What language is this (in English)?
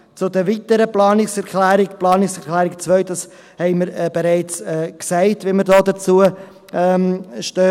Swiss German